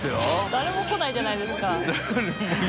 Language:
Japanese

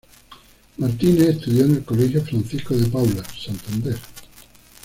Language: Spanish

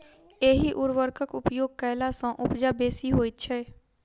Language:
Maithili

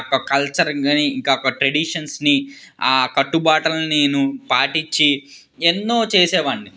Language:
Telugu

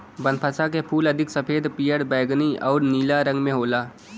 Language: Bhojpuri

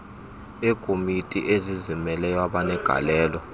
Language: Xhosa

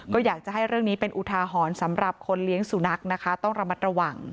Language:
Thai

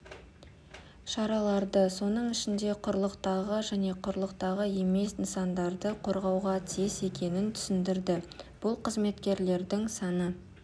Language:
Kazakh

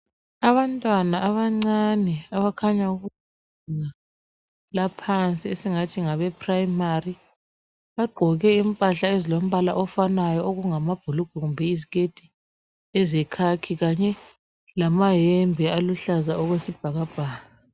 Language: North Ndebele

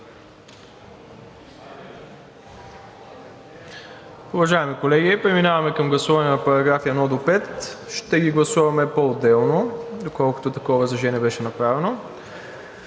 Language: Bulgarian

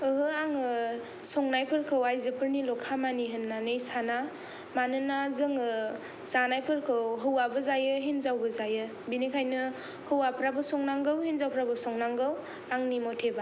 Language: Bodo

